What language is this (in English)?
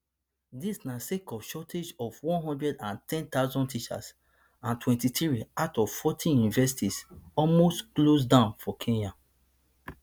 Nigerian Pidgin